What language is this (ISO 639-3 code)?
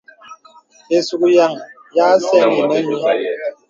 beb